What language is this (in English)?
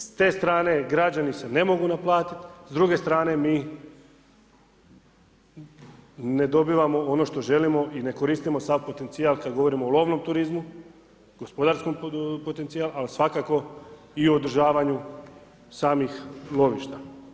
Croatian